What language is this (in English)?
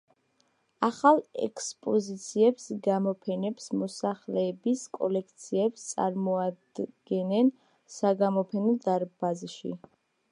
Georgian